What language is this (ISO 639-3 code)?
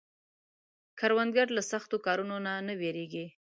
pus